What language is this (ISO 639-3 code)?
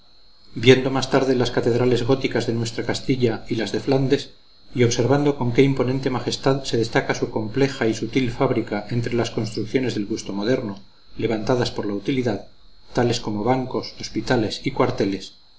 spa